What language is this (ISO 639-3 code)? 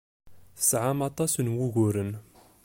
kab